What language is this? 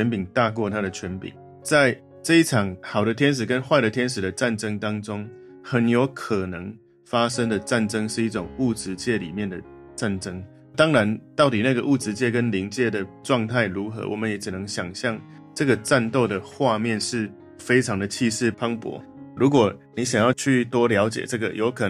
Chinese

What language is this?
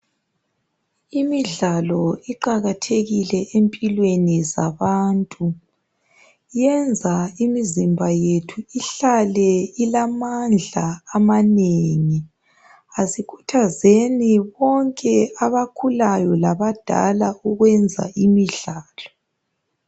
North Ndebele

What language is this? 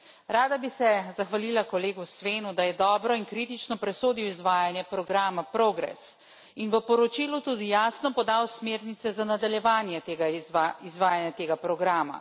Slovenian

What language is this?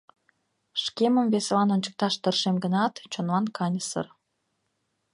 Mari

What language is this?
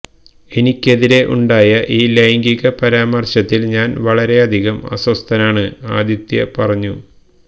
Malayalam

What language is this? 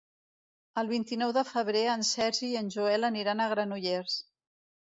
Catalan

